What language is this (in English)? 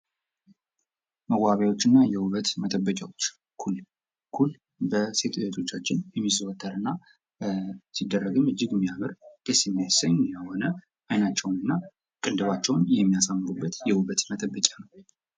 Amharic